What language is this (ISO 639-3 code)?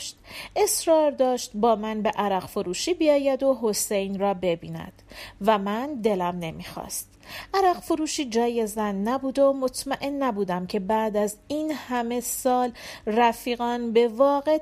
fas